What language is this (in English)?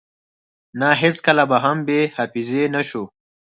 Pashto